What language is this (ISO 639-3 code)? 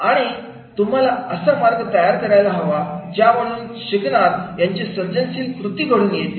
mar